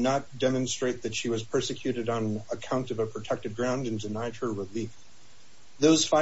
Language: English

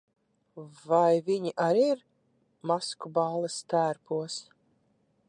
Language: Latvian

